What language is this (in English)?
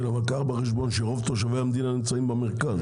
Hebrew